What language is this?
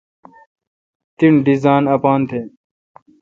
Kalkoti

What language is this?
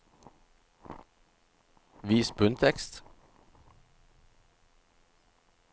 Norwegian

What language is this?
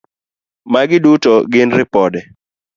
Luo (Kenya and Tanzania)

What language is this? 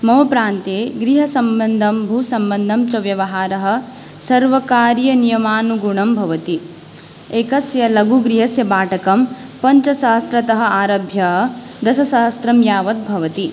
Sanskrit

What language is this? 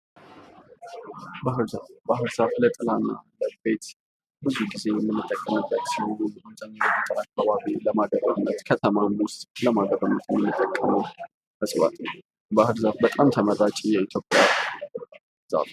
Amharic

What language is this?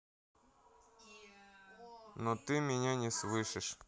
Russian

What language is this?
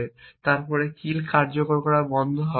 Bangla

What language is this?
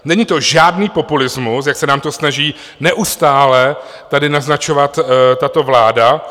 Czech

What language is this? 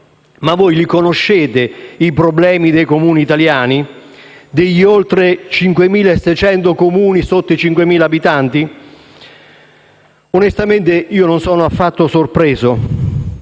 Italian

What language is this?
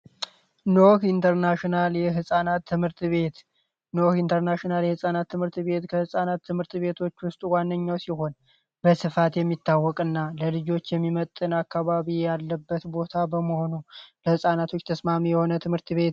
Amharic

